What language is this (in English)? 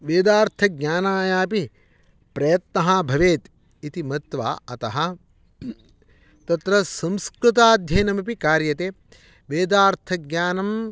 Sanskrit